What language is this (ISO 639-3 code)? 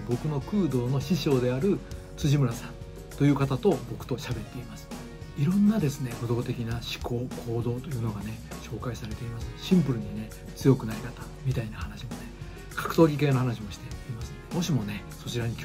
jpn